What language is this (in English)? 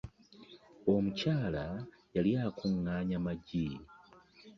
Ganda